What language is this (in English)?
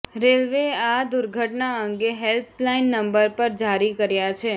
Gujarati